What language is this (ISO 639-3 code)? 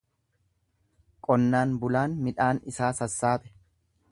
orm